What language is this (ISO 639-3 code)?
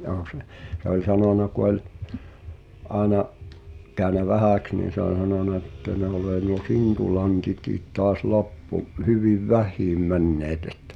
fin